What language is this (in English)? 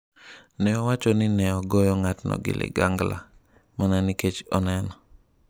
Luo (Kenya and Tanzania)